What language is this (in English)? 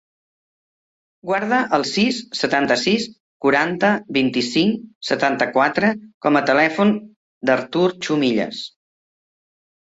Catalan